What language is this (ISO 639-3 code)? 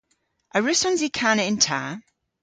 cor